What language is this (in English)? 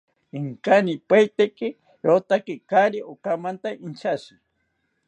South Ucayali Ashéninka